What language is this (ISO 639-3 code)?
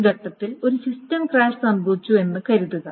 mal